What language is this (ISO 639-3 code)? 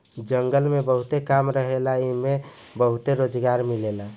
bho